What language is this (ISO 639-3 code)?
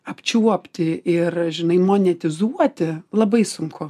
lit